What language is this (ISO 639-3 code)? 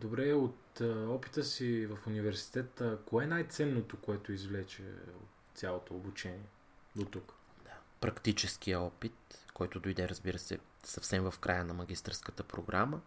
bul